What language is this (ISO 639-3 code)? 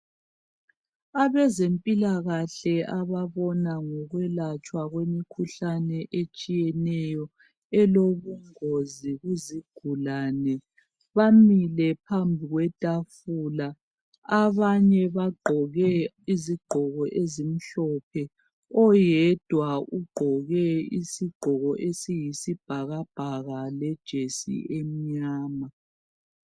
nde